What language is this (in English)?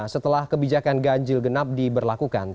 Indonesian